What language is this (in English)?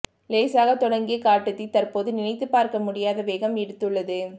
Tamil